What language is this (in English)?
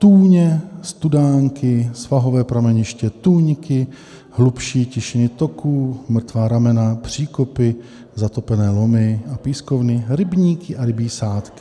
Czech